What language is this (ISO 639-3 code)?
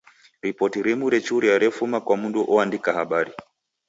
dav